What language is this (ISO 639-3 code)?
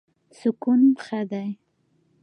pus